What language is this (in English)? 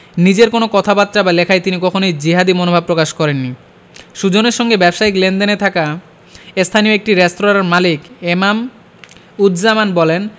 Bangla